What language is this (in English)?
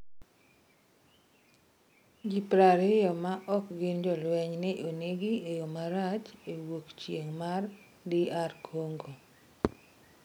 Luo (Kenya and Tanzania)